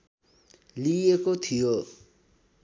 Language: Nepali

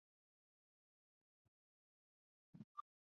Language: Chinese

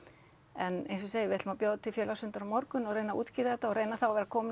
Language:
Icelandic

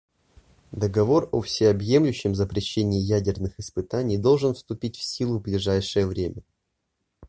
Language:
Russian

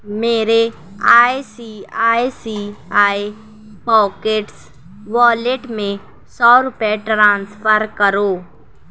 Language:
Urdu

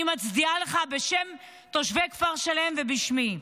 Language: Hebrew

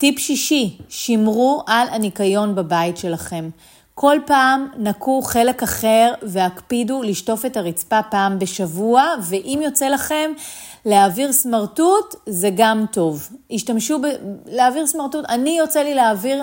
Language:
Hebrew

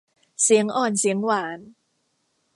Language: Thai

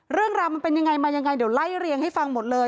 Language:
Thai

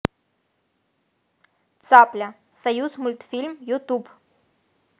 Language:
Russian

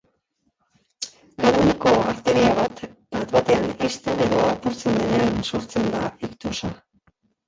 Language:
Basque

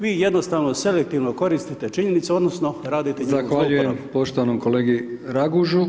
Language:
Croatian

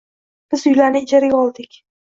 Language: Uzbek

